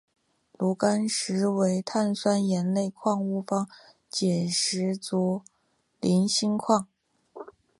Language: Chinese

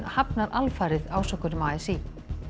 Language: Icelandic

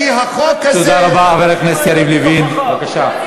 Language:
Hebrew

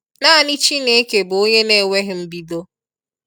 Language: Igbo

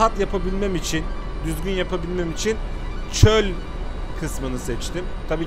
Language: Turkish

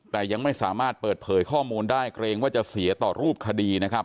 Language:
Thai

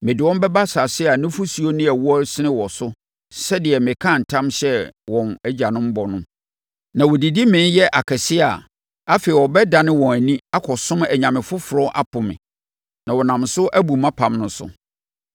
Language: Akan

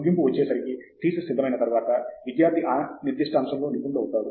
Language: Telugu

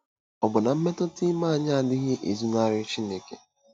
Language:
Igbo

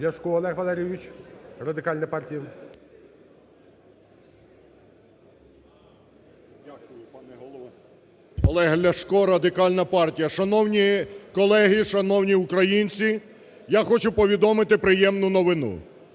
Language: Ukrainian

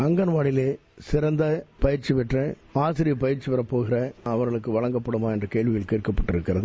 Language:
Tamil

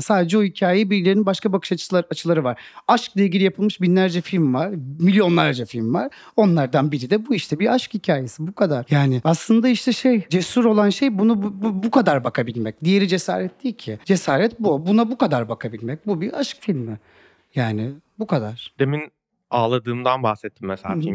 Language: Turkish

